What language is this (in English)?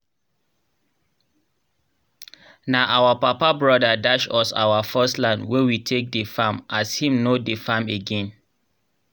Nigerian Pidgin